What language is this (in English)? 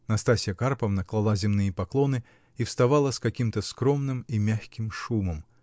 Russian